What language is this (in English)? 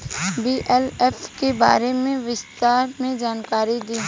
Bhojpuri